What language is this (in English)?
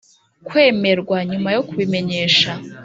Kinyarwanda